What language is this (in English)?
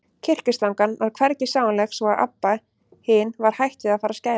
Icelandic